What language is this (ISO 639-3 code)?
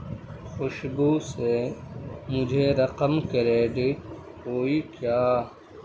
urd